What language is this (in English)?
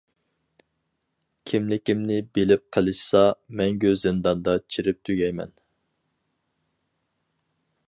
Uyghur